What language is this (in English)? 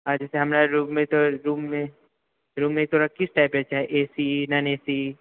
Maithili